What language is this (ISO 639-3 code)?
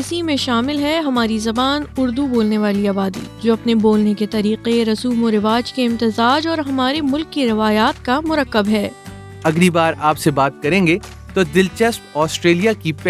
urd